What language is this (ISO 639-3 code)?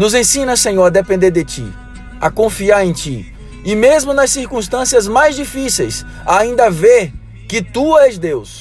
por